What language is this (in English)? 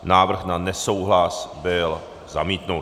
Czech